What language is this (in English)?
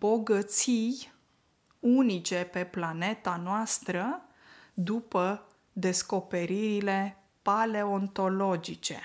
Romanian